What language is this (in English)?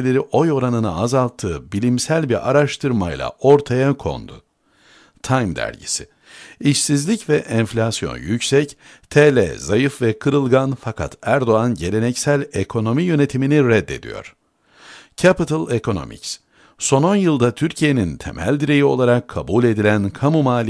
Turkish